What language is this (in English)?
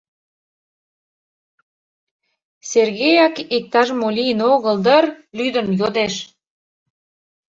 Mari